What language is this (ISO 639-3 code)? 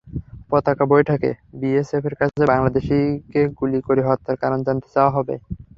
ben